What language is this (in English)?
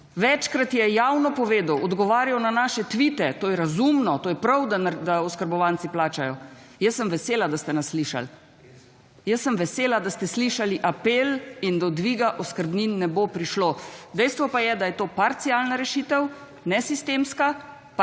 Slovenian